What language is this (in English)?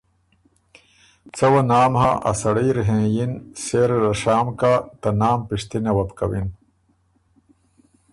Ormuri